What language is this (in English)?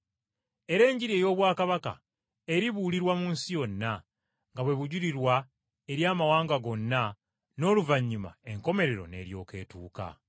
Ganda